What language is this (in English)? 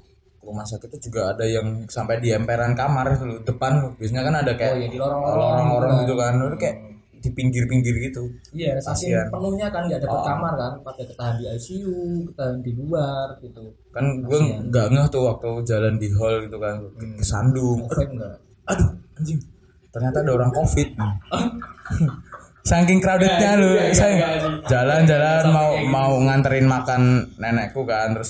Indonesian